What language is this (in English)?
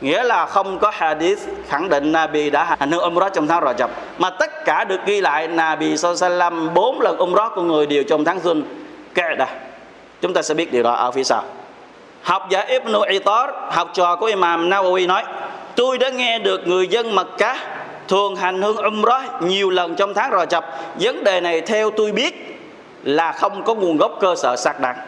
Vietnamese